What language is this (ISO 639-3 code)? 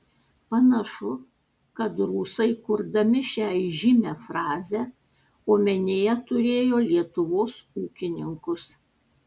lit